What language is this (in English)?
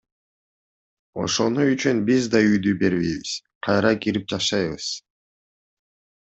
Kyrgyz